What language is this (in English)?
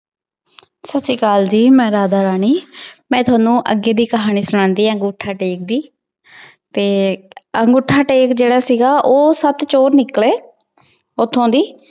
Punjabi